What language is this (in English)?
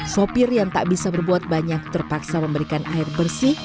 Indonesian